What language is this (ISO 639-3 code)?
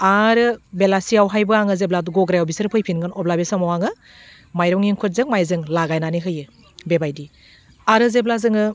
brx